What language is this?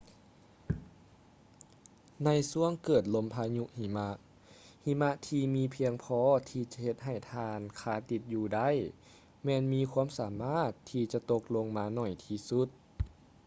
Lao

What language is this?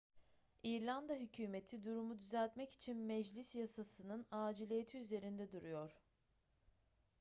Turkish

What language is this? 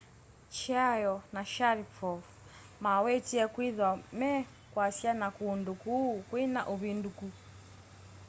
Kamba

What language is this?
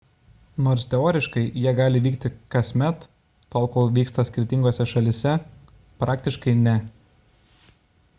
Lithuanian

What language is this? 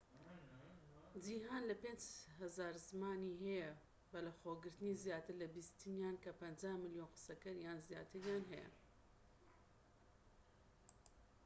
Central Kurdish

